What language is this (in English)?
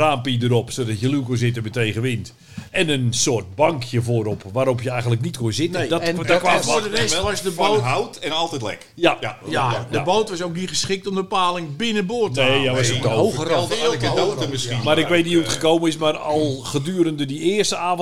Dutch